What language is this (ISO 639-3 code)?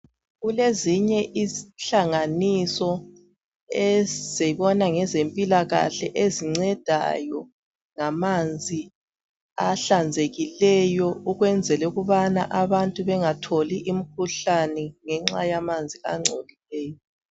nde